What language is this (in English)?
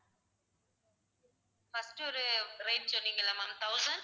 Tamil